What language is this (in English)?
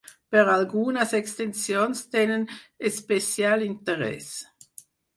Catalan